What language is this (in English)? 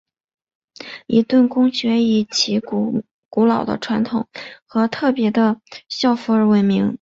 Chinese